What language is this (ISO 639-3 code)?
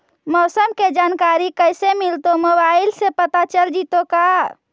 mag